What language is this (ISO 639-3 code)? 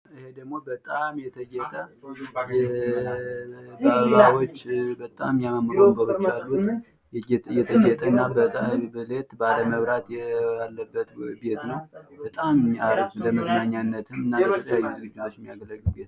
amh